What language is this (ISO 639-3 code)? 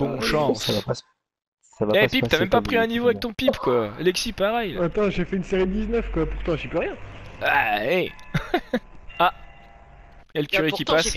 fra